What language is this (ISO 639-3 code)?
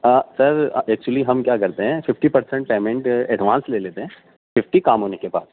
urd